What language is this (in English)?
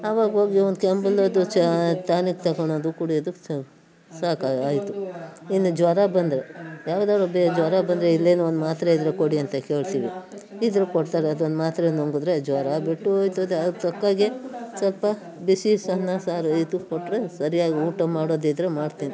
Kannada